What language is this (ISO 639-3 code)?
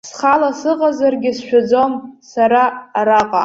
abk